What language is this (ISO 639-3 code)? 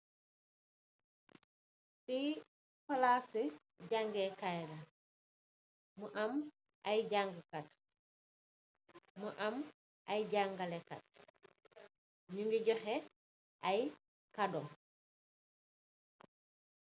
wol